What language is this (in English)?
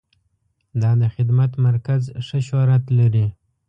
Pashto